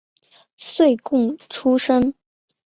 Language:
Chinese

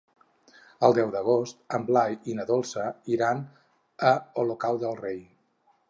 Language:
Catalan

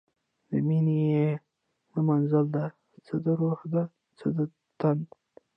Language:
Pashto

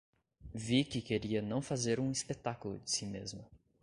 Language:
Portuguese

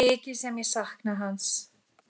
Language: Icelandic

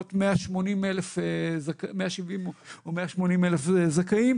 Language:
Hebrew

